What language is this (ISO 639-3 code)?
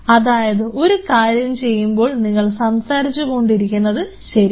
mal